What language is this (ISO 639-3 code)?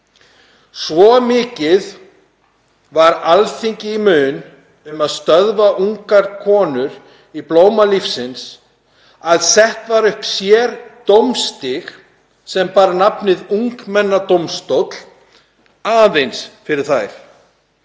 isl